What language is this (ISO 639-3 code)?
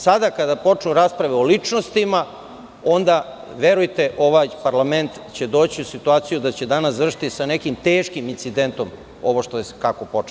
srp